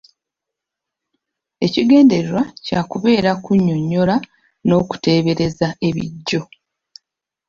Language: Ganda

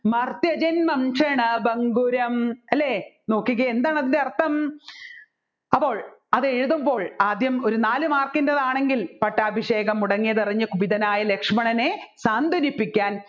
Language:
Malayalam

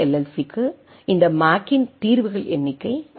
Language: Tamil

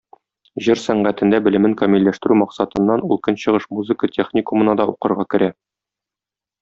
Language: Tatar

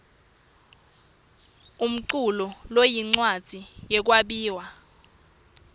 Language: Swati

